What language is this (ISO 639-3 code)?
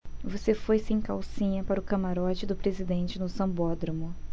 por